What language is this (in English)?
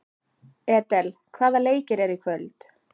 Icelandic